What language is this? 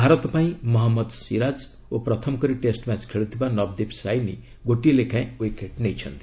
Odia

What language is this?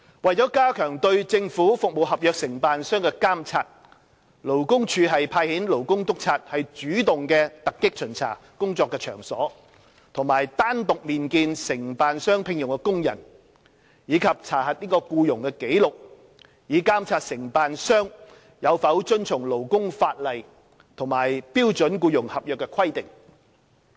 Cantonese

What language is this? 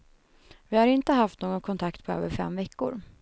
Swedish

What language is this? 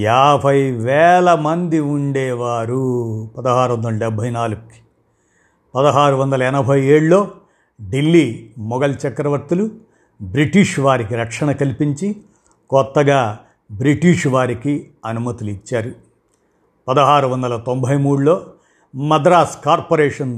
Telugu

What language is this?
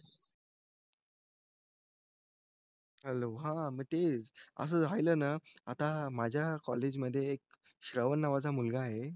Marathi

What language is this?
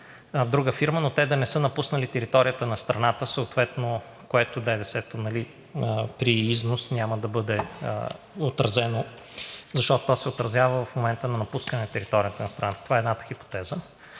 Bulgarian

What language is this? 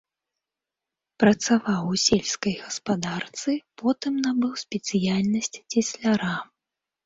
Belarusian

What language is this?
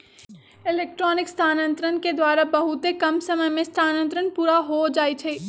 Magahi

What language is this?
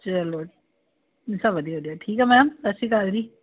Punjabi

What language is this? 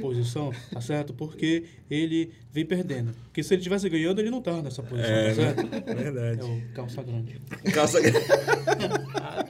Portuguese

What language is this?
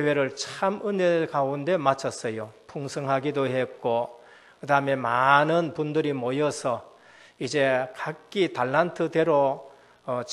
Korean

